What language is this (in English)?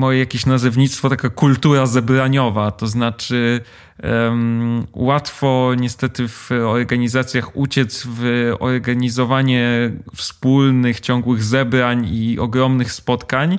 Polish